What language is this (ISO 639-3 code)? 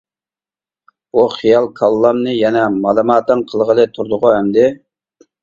uig